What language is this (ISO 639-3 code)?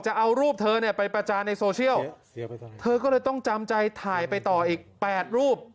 tha